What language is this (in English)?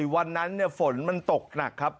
Thai